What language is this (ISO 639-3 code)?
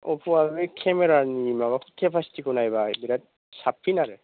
brx